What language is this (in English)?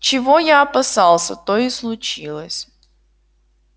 Russian